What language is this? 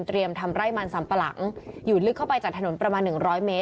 Thai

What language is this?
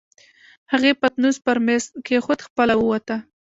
Pashto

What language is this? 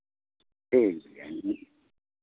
Hindi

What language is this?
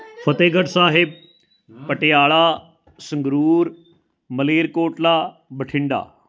Punjabi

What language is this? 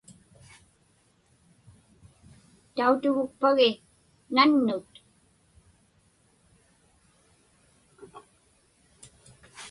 Inupiaq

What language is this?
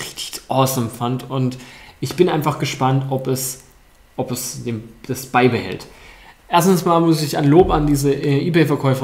German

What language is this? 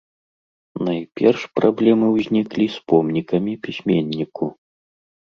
Belarusian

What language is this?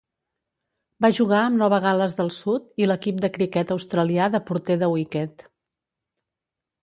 Catalan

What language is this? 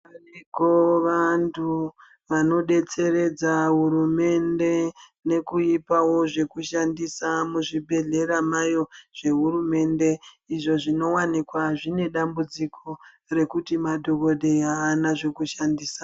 Ndau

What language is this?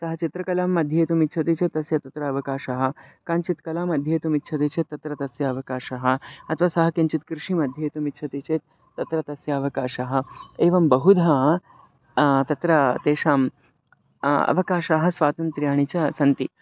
Sanskrit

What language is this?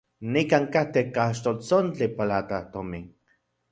Central Puebla Nahuatl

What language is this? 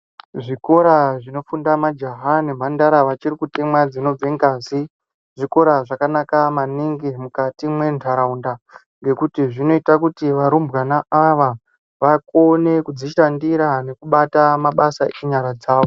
Ndau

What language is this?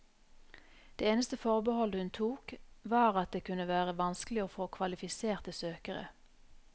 Norwegian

